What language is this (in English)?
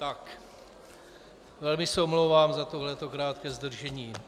Czech